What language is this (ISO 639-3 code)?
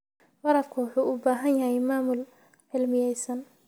som